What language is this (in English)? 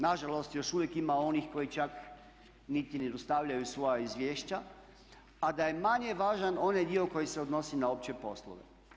Croatian